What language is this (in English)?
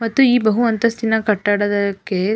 Kannada